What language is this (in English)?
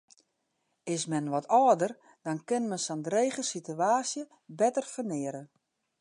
Western Frisian